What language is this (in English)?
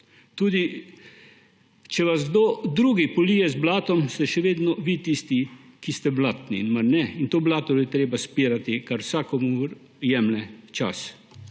Slovenian